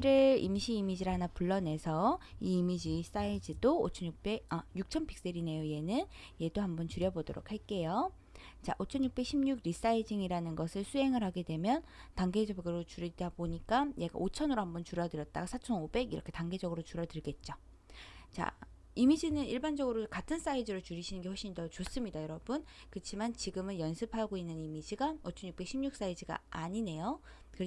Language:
Korean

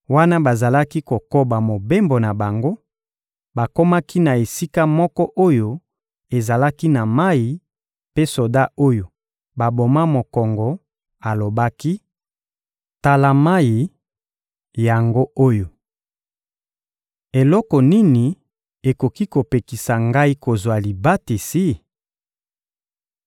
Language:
Lingala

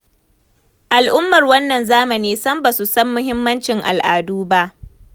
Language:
Hausa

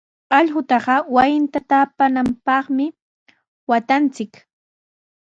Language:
Sihuas Ancash Quechua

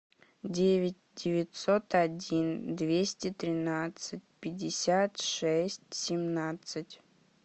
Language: Russian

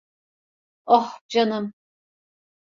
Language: Turkish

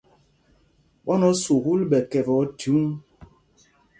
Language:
Mpumpong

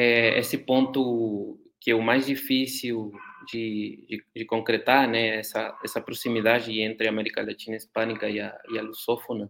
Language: Portuguese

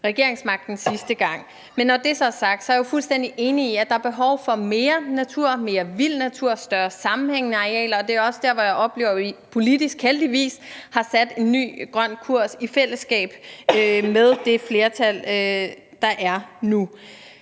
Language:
Danish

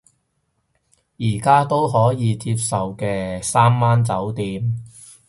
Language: Cantonese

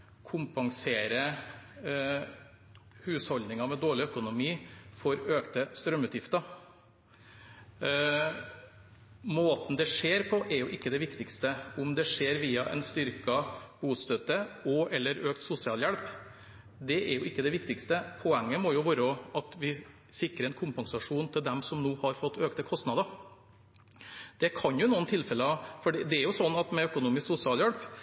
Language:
Norwegian Bokmål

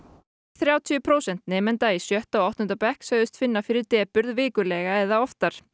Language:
Icelandic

